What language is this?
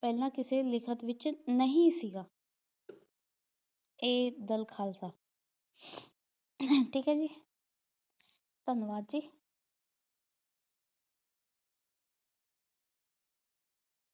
Punjabi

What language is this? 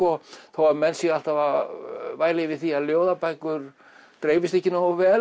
Icelandic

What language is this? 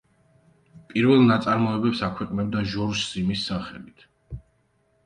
Georgian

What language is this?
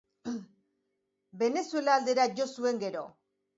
Basque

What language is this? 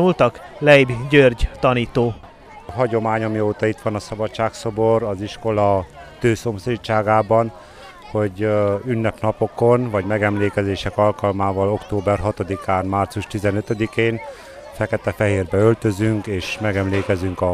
Hungarian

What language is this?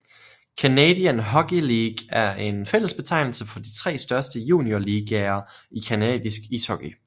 Danish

